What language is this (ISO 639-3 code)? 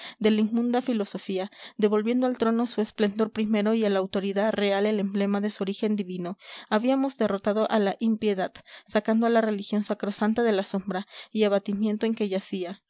spa